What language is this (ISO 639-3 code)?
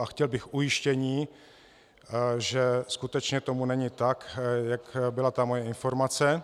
ces